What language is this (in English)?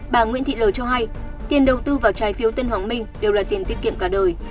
Vietnamese